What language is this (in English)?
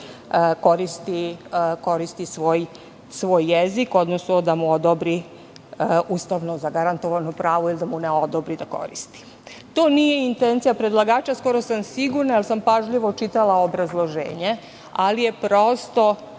Serbian